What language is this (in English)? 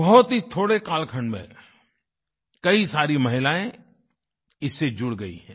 Hindi